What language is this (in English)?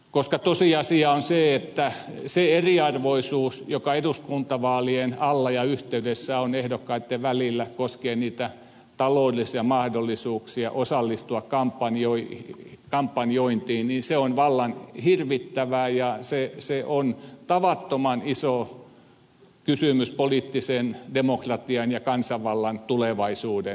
Finnish